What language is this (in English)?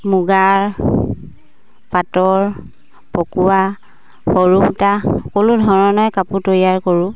Assamese